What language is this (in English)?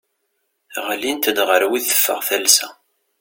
Kabyle